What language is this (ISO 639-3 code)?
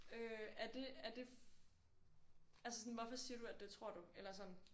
dan